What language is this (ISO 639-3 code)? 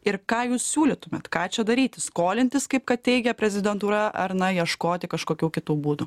lit